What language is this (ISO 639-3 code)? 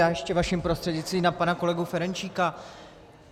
ces